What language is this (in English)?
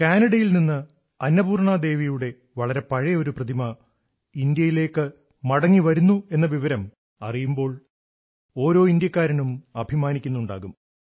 Malayalam